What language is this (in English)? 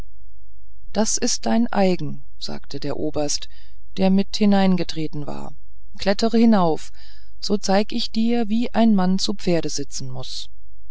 German